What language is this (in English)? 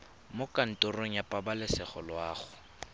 Tswana